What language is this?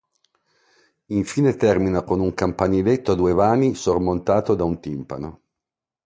Italian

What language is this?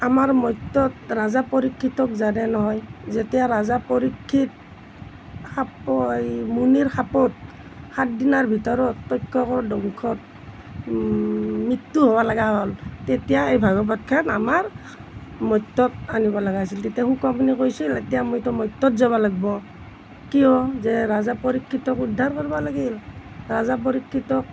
Assamese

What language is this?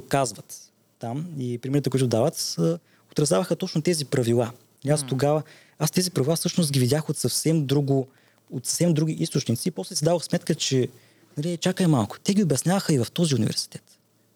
Bulgarian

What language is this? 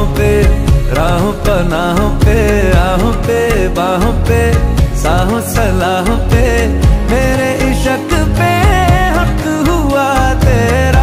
Arabic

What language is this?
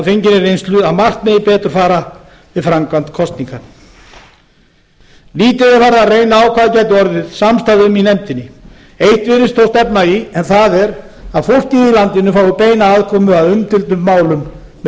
Icelandic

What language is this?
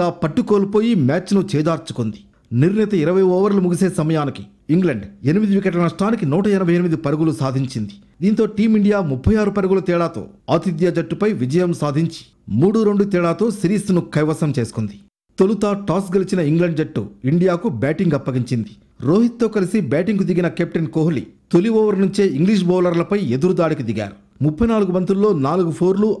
Hindi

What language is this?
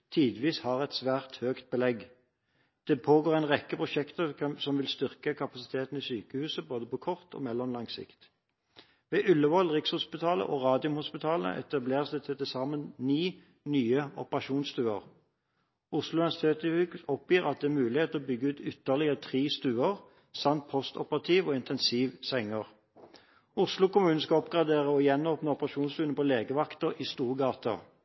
Norwegian Bokmål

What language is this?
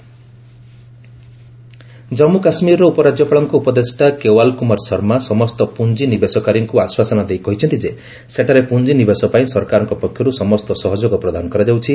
Odia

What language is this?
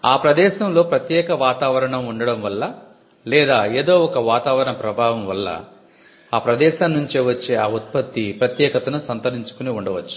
Telugu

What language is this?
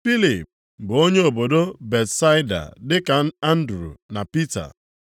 Igbo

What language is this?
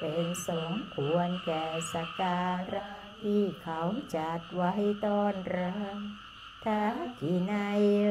Thai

